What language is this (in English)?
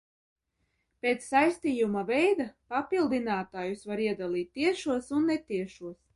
Latvian